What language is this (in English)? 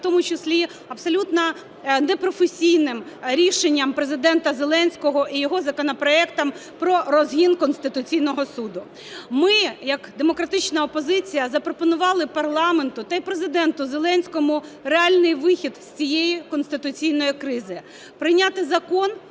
Ukrainian